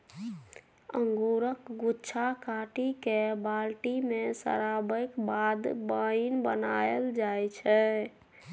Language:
Maithili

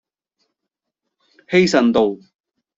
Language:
Cantonese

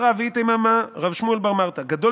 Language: Hebrew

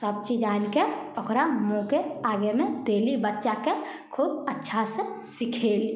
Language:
Maithili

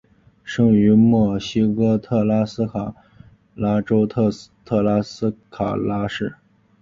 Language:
Chinese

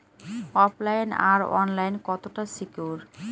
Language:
Bangla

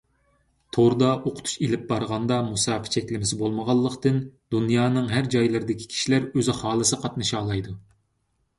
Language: Uyghur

